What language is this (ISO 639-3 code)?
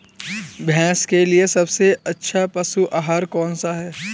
hin